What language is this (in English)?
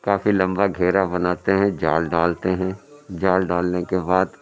Urdu